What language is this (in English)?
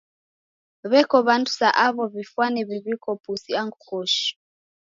Taita